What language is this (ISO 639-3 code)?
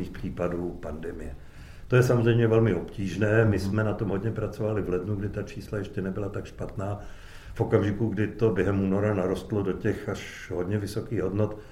ces